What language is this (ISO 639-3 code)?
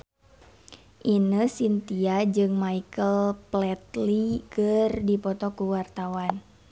sun